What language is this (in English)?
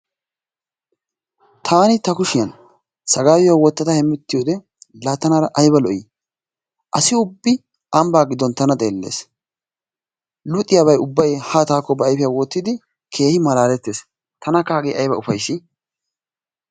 Wolaytta